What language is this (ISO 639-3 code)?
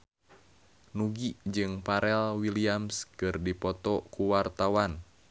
sun